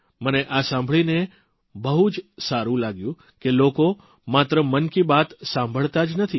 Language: Gujarati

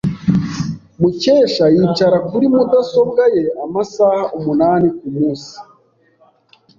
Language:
Kinyarwanda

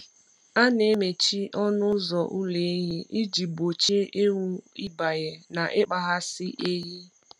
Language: Igbo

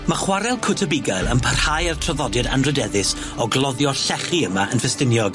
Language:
Welsh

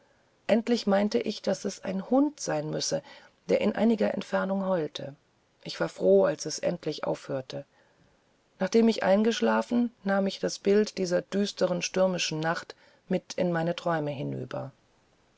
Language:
German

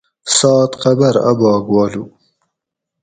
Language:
Gawri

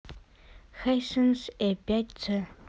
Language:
Russian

